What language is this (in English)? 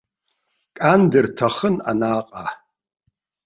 Abkhazian